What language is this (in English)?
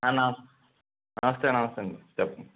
Telugu